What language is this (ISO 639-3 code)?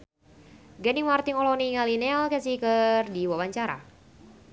sun